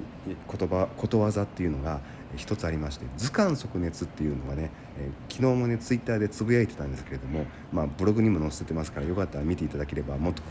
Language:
Japanese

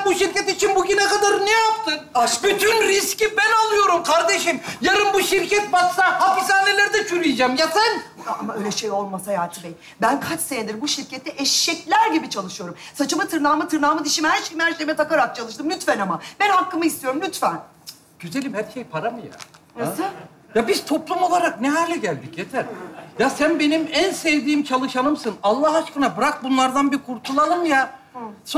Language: Turkish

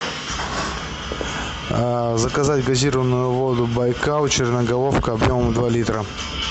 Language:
Russian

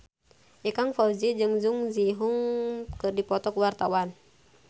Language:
Sundanese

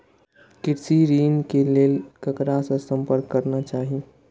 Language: Maithili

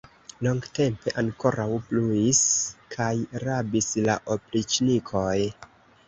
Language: Esperanto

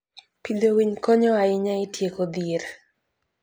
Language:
Luo (Kenya and Tanzania)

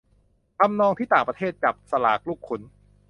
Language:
Thai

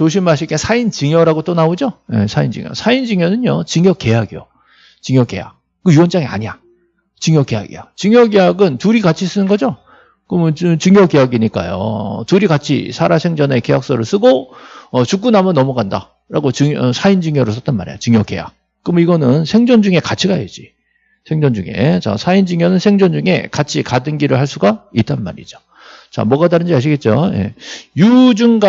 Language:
Korean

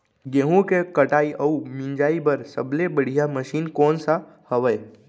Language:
Chhattisgarhi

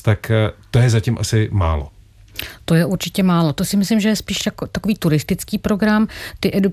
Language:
Czech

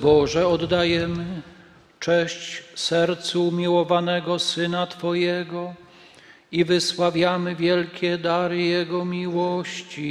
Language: Polish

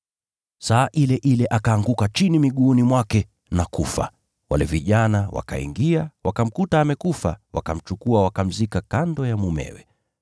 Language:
Swahili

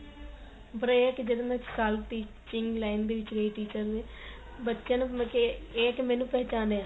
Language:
Punjabi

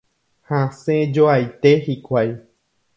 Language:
Guarani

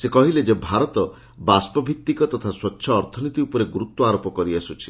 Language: Odia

